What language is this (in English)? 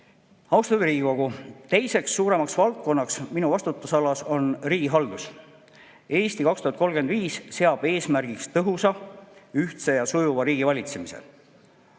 Estonian